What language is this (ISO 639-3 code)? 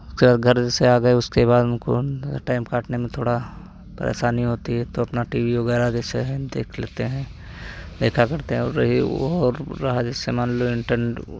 hin